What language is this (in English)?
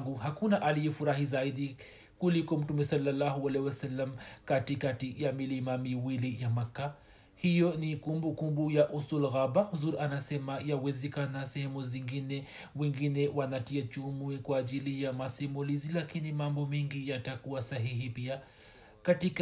Swahili